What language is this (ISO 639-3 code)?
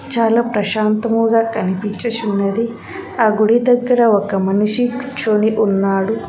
tel